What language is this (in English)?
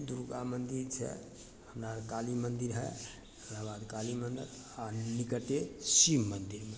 Maithili